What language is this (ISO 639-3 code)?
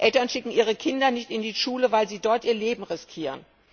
deu